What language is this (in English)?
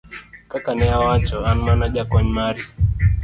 Luo (Kenya and Tanzania)